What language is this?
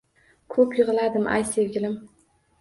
Uzbek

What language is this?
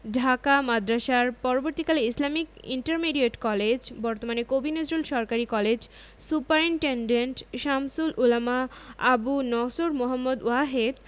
Bangla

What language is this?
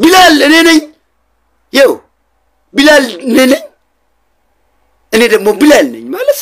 Arabic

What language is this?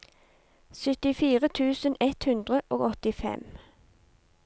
Norwegian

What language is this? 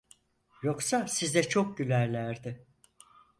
Turkish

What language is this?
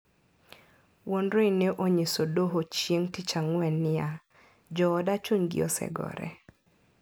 Luo (Kenya and Tanzania)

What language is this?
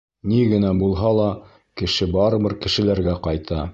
Bashkir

